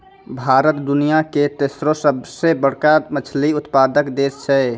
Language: Maithili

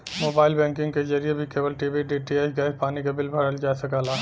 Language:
Bhojpuri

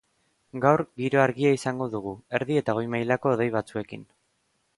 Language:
Basque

